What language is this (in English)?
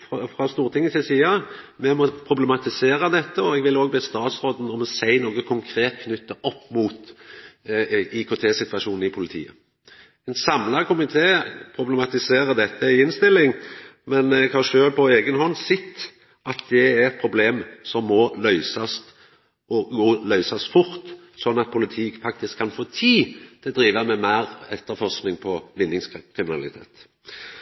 Norwegian Nynorsk